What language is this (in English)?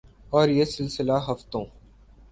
Urdu